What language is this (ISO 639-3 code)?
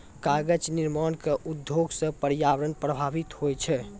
mai